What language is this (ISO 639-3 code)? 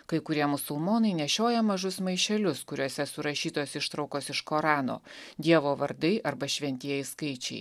lit